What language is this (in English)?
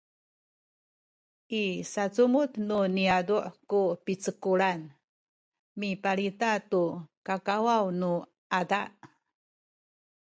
Sakizaya